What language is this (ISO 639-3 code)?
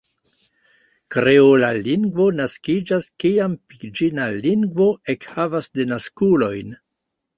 epo